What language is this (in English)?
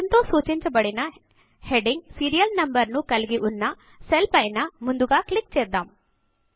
Telugu